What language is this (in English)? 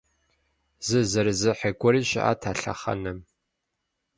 Kabardian